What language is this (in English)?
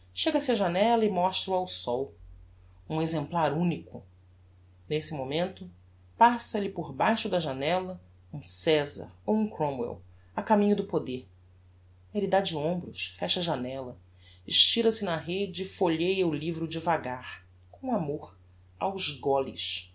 Portuguese